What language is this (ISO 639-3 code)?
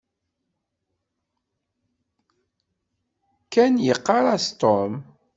kab